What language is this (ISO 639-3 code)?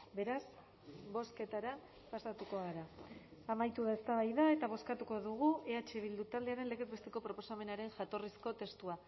eus